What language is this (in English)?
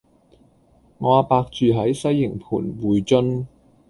Cantonese